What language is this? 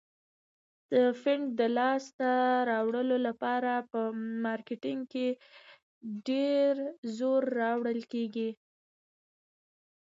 Pashto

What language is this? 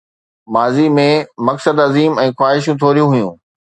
Sindhi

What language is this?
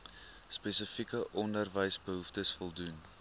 Afrikaans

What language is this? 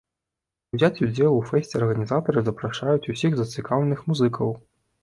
Belarusian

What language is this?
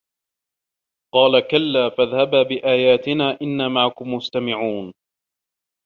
Arabic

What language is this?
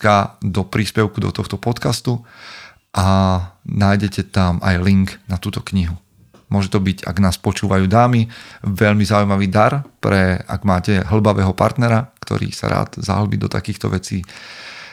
Slovak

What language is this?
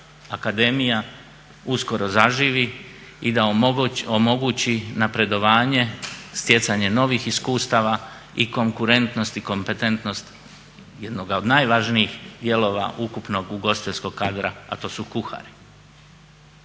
Croatian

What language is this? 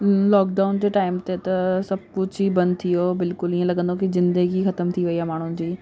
Sindhi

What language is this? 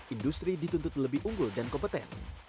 Indonesian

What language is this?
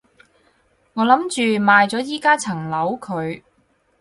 Cantonese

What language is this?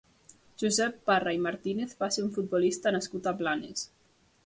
Catalan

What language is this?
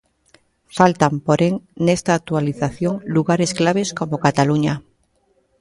Galician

